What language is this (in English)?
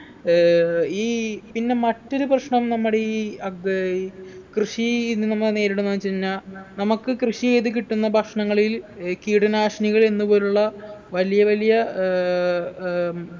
Malayalam